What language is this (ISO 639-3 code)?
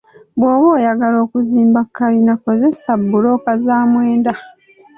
lug